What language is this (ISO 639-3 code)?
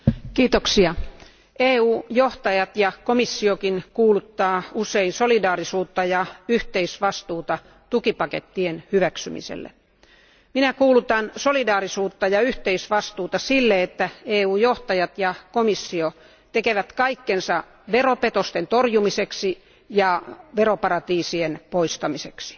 fin